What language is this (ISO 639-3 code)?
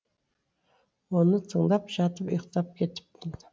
kaz